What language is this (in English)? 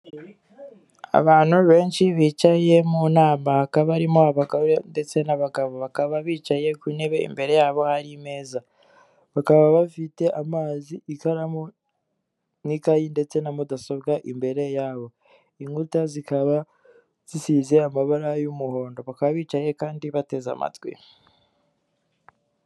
Kinyarwanda